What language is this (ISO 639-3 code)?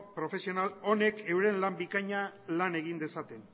eus